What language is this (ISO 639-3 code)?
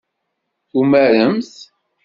kab